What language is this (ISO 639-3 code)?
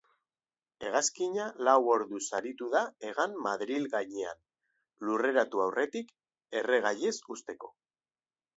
eus